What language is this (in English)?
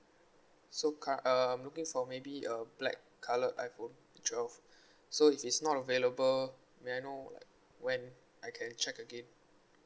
English